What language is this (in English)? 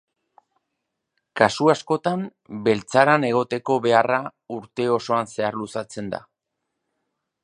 Basque